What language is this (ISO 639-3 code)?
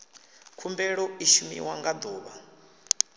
ven